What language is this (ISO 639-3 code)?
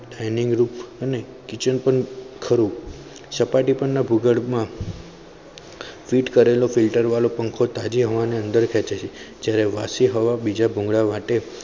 guj